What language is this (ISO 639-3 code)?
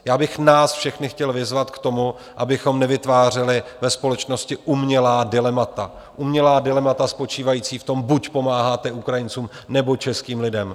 ces